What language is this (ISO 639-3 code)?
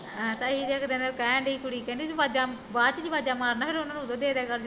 pan